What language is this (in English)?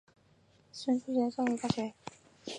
Chinese